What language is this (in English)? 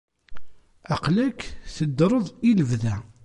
Kabyle